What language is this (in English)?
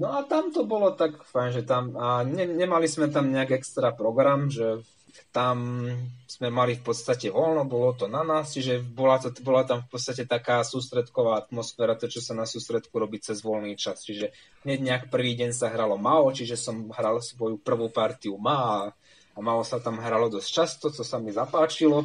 Slovak